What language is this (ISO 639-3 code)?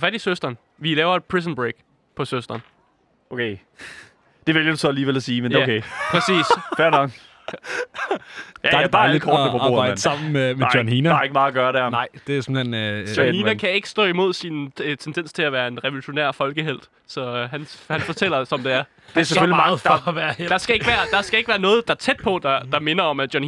dan